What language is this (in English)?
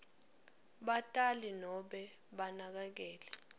Swati